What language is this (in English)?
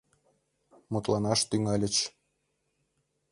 Mari